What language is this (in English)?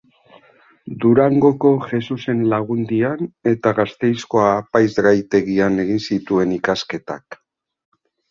Basque